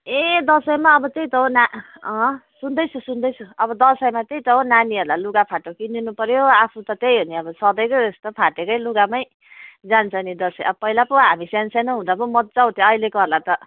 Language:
Nepali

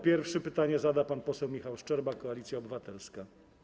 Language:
Polish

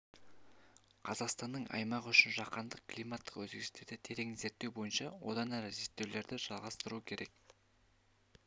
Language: Kazakh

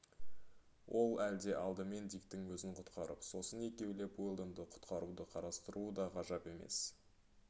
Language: Kazakh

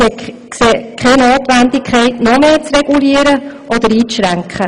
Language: Swiss German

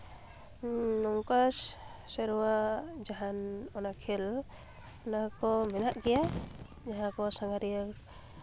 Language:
Santali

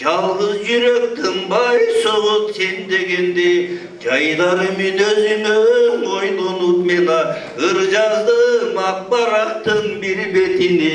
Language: Turkish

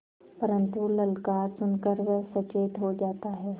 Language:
Hindi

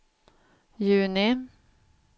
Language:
Swedish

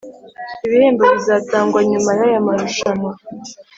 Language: Kinyarwanda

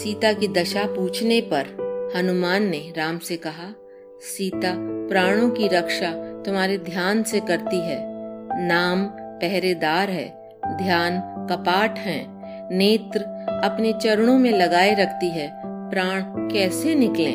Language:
Hindi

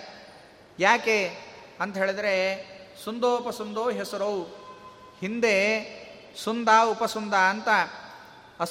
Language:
Kannada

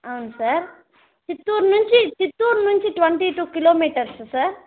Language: Telugu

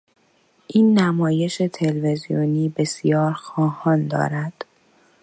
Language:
Persian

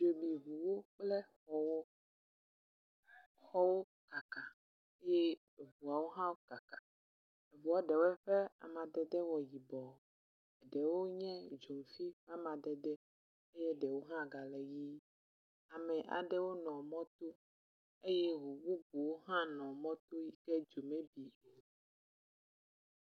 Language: Ewe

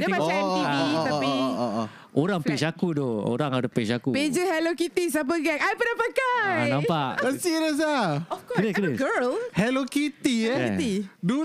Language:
Malay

